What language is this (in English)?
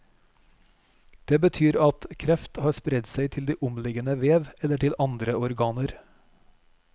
Norwegian